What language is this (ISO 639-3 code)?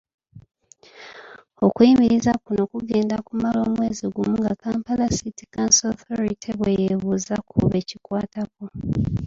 lug